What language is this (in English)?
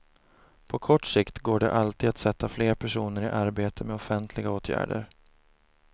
Swedish